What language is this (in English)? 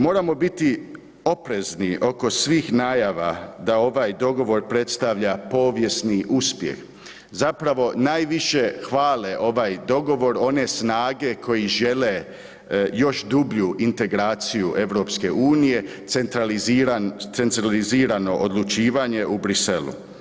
Croatian